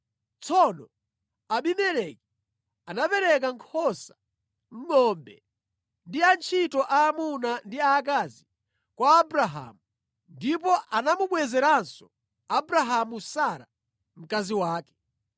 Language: Nyanja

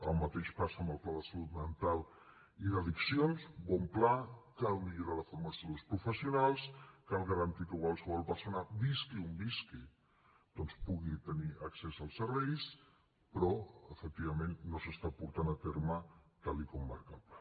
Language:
Catalan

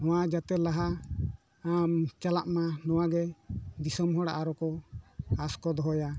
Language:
Santali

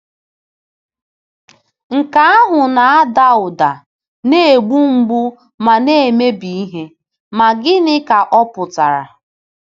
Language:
Igbo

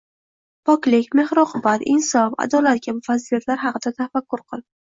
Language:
Uzbek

